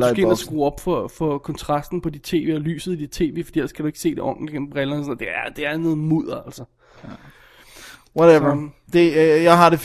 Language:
Danish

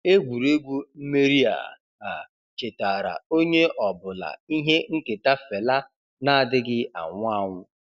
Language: Igbo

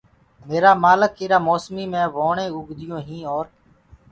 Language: Gurgula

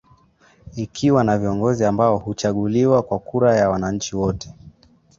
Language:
Swahili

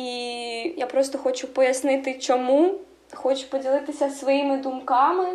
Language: Ukrainian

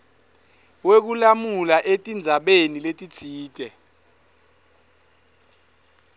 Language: Swati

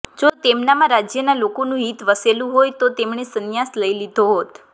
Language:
Gujarati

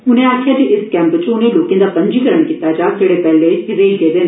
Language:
Dogri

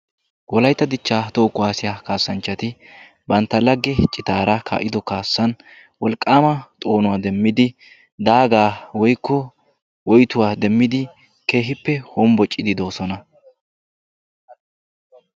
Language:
Wolaytta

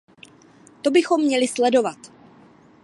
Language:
Czech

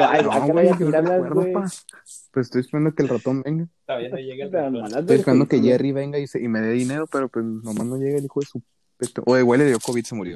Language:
Spanish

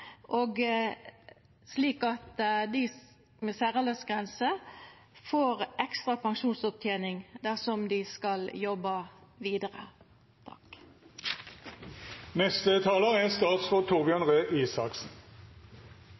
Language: Norwegian Nynorsk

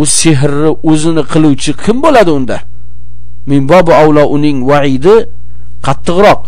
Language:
Turkish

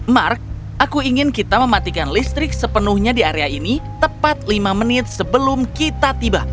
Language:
Indonesian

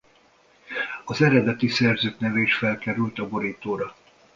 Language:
Hungarian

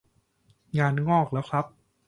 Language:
Thai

